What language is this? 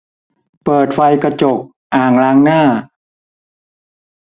Thai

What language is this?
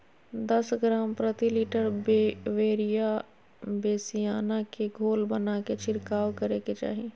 Magahi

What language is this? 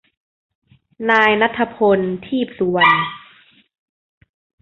Thai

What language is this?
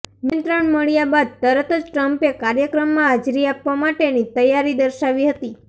Gujarati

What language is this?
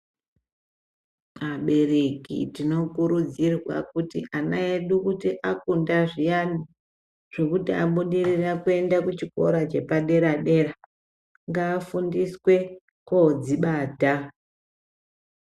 Ndau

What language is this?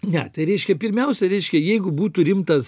Lithuanian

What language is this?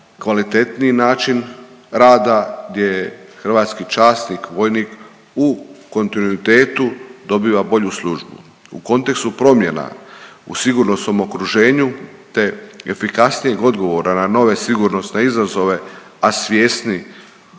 Croatian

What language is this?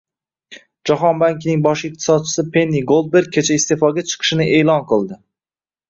Uzbek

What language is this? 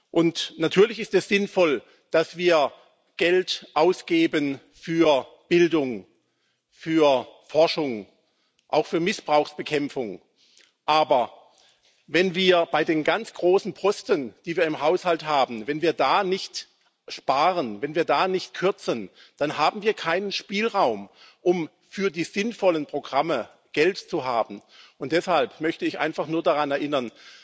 German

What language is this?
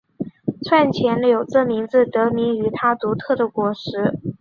Chinese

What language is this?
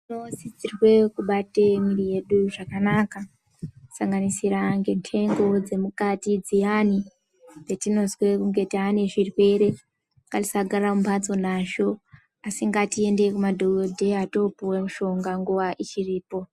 Ndau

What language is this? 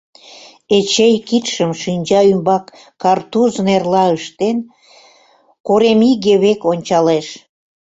Mari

